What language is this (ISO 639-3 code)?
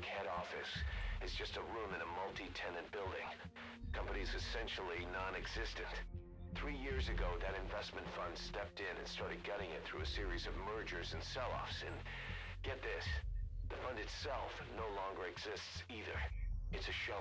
pol